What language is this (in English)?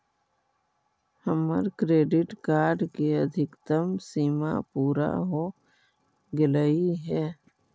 Magahi